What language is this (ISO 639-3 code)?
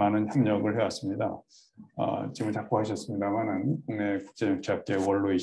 kor